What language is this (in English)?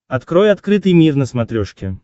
Russian